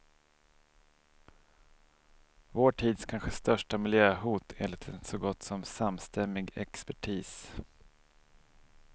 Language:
Swedish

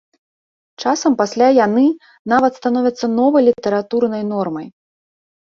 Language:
Belarusian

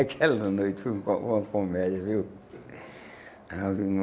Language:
Portuguese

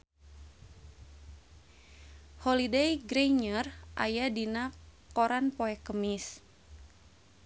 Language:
Sundanese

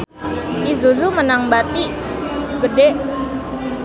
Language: Sundanese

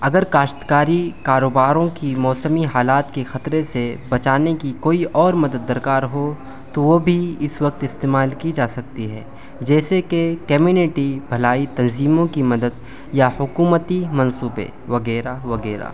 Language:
Urdu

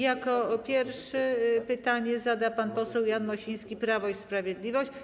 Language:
Polish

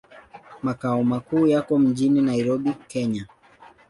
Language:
Swahili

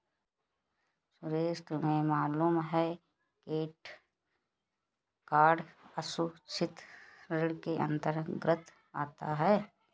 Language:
Hindi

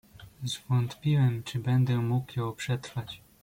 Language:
Polish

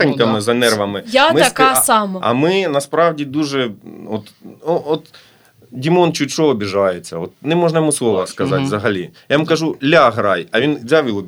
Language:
Ukrainian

